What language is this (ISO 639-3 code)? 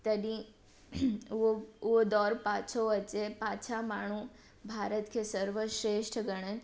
snd